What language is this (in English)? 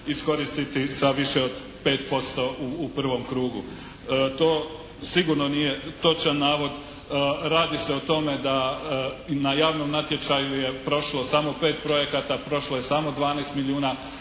Croatian